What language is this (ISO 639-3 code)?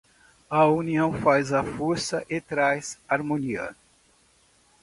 por